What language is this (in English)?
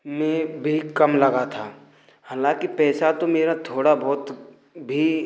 Hindi